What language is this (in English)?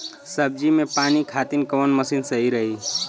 Bhojpuri